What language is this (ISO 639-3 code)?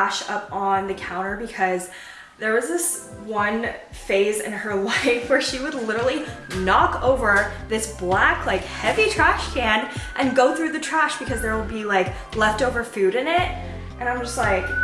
eng